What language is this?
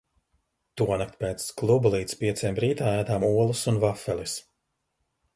Latvian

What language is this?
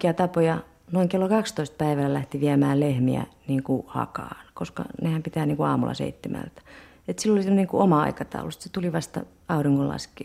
Finnish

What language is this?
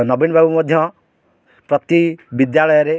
Odia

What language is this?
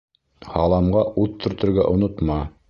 Bashkir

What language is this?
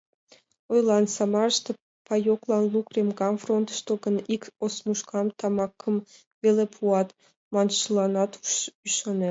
Mari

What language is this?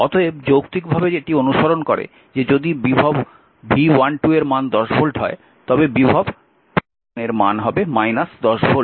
Bangla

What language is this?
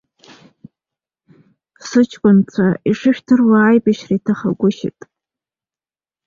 Abkhazian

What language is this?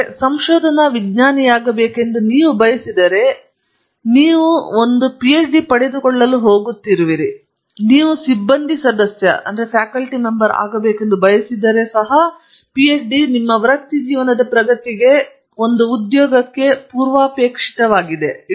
Kannada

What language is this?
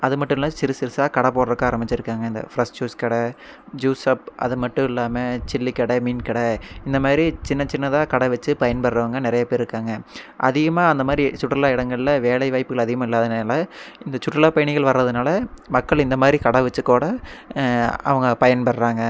Tamil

